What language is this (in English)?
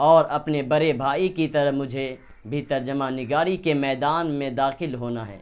Urdu